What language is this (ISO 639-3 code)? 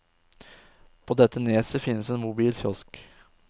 nor